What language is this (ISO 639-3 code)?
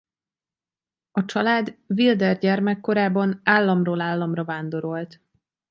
hun